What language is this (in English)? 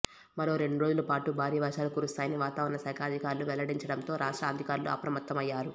Telugu